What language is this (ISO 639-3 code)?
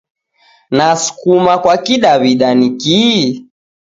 dav